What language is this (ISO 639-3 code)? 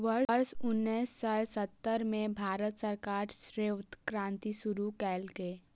mai